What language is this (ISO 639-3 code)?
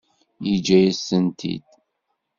kab